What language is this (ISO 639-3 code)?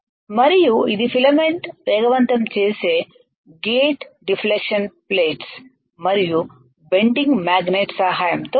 tel